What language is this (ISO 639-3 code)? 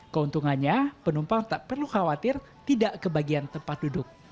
ind